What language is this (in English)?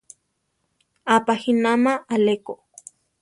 Central Tarahumara